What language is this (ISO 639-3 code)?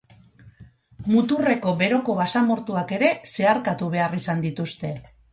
eus